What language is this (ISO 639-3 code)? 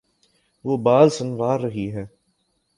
urd